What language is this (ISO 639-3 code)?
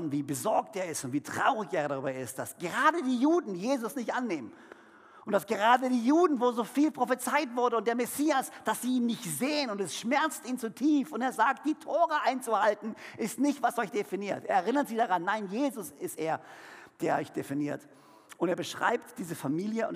deu